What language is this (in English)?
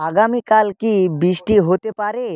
Bangla